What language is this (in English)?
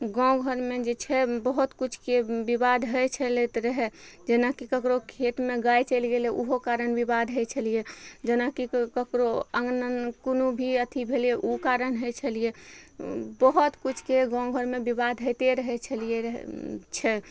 Maithili